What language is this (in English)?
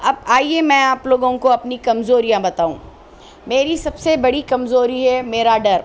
Urdu